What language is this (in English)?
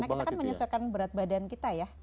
Indonesian